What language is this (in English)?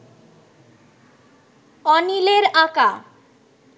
Bangla